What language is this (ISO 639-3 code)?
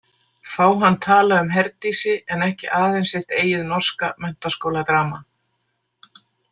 isl